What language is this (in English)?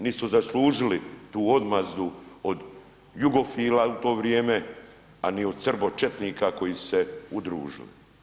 Croatian